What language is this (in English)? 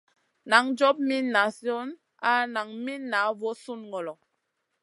Masana